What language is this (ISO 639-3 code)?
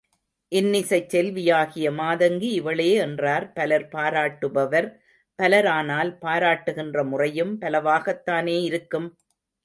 tam